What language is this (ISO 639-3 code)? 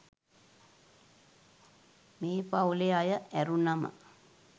sin